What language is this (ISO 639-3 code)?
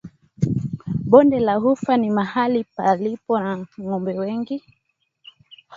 swa